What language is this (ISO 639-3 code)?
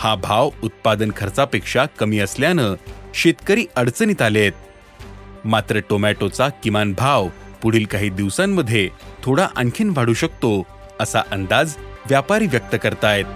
mar